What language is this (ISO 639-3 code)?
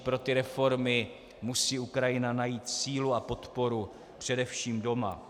ces